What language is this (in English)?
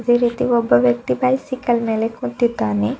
Kannada